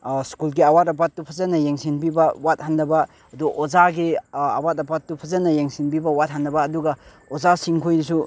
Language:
Manipuri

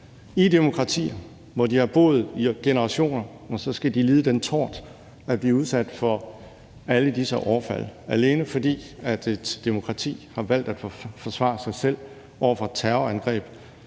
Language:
Danish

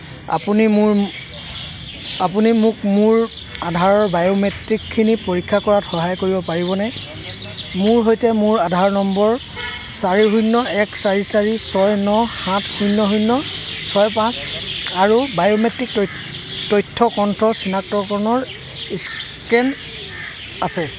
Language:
Assamese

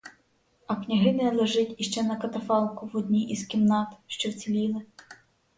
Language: Ukrainian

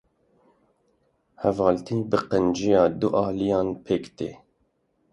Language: Kurdish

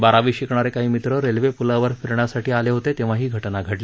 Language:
Marathi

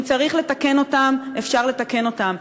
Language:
Hebrew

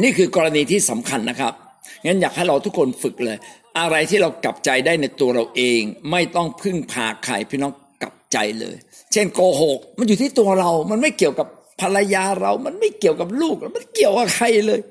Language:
Thai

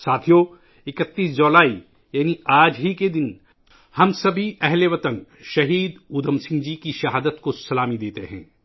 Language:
Urdu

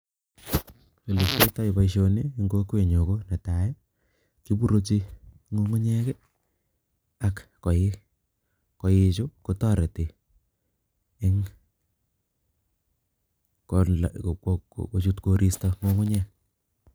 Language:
Kalenjin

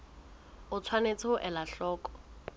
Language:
Southern Sotho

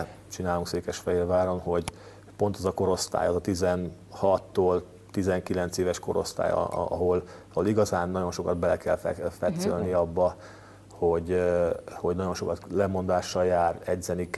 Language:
Hungarian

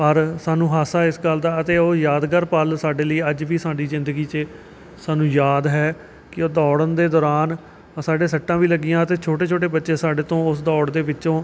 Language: Punjabi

